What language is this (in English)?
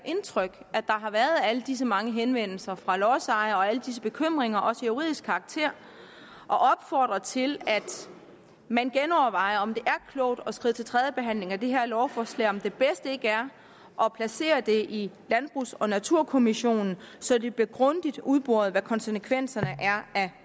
Danish